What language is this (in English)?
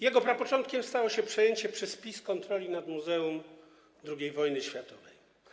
Polish